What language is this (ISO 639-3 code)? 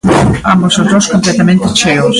glg